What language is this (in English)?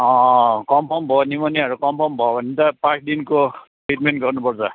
Nepali